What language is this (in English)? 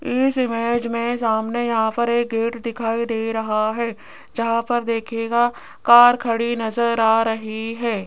Hindi